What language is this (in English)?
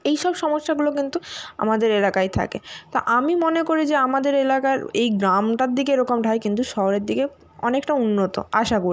Bangla